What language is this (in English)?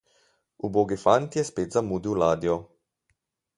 Slovenian